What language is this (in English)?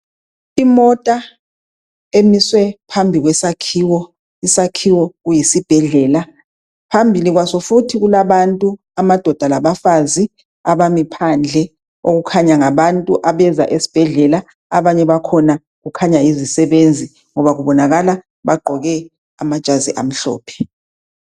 North Ndebele